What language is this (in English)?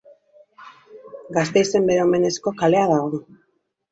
Basque